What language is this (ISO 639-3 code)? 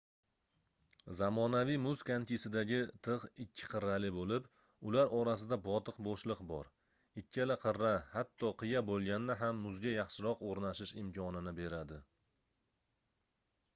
uzb